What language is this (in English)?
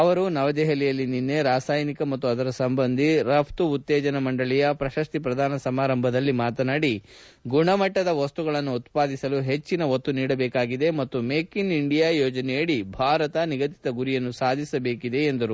Kannada